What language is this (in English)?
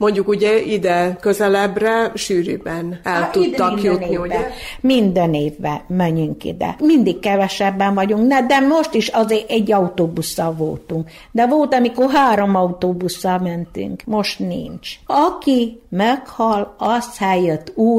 Hungarian